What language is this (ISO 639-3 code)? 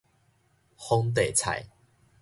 nan